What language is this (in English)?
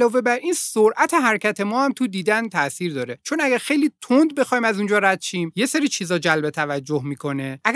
Persian